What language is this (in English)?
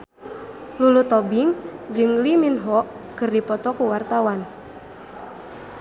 Sundanese